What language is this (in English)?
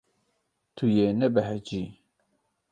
Kurdish